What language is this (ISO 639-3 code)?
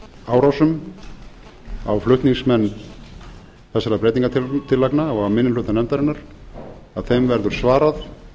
isl